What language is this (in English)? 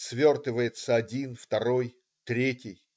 Russian